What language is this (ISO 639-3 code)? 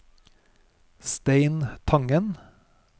nor